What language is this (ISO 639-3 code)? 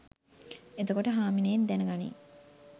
sin